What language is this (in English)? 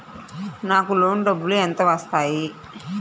Telugu